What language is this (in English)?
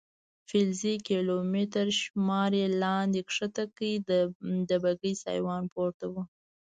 Pashto